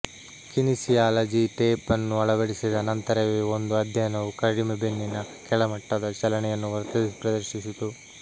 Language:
Kannada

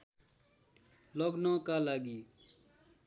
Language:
Nepali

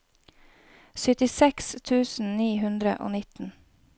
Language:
Norwegian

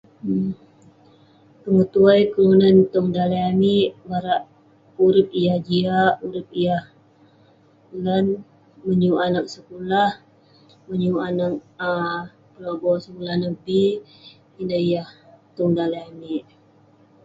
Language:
Western Penan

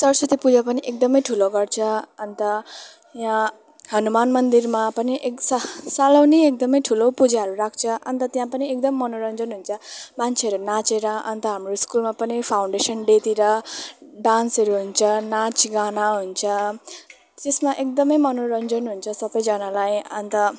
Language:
Nepali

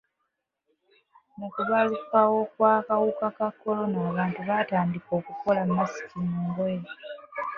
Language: Ganda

